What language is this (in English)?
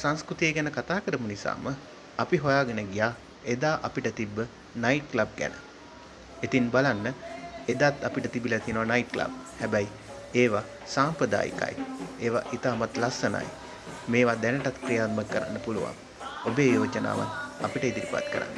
English